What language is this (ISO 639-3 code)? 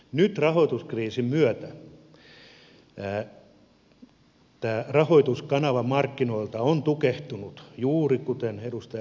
fin